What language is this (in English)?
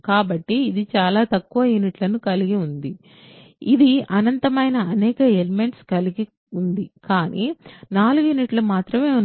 Telugu